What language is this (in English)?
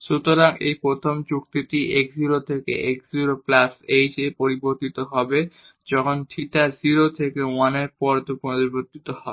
Bangla